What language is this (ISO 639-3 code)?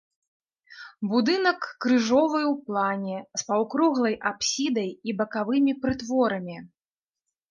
bel